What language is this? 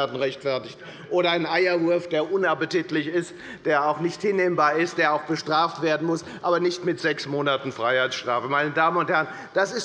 German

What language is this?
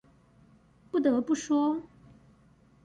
Chinese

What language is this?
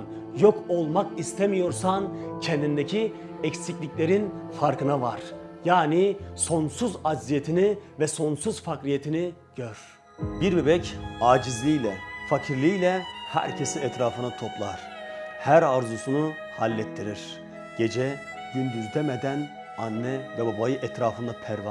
Turkish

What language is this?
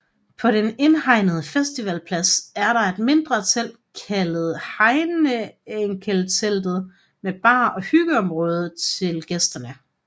Danish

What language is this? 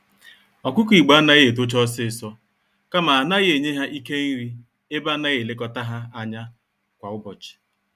Igbo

